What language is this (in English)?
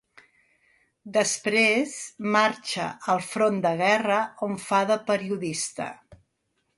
Catalan